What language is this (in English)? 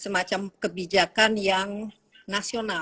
Indonesian